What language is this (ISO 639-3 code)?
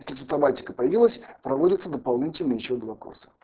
rus